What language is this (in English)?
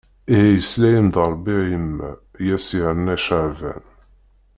Kabyle